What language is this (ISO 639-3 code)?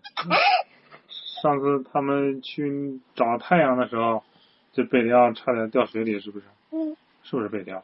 zho